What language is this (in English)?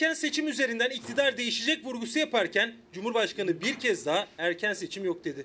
Turkish